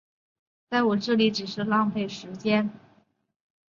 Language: Chinese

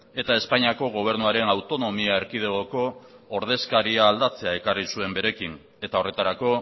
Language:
Basque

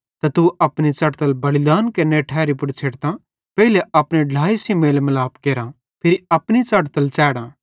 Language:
Bhadrawahi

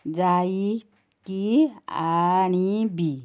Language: Odia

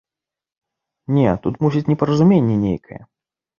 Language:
Belarusian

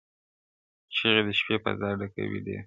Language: Pashto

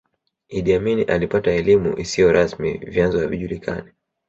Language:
Swahili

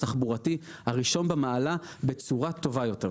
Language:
Hebrew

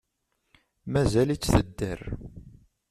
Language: Kabyle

